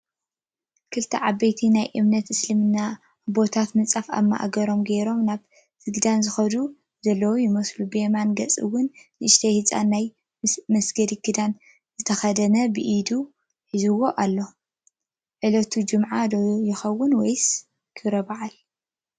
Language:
Tigrinya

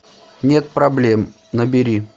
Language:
Russian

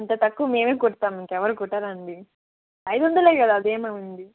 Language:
Telugu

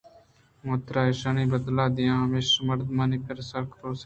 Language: Eastern Balochi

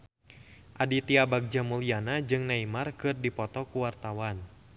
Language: Sundanese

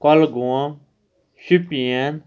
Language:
Kashmiri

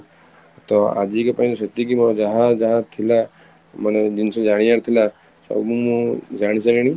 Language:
Odia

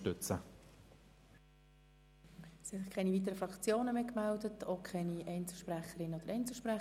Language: Swiss German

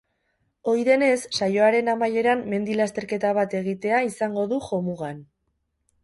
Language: Basque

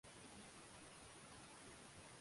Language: Swahili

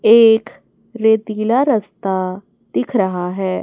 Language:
Hindi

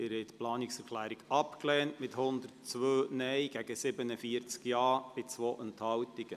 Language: Swiss German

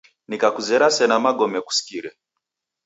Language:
Taita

